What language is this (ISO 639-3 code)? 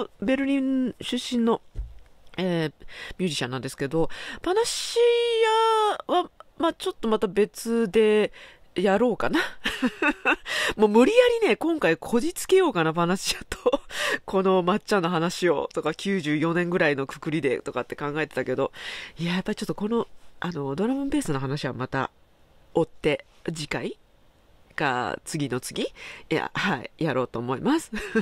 jpn